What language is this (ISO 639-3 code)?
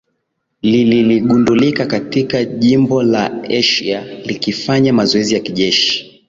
swa